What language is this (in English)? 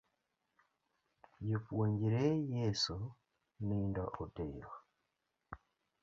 Luo (Kenya and Tanzania)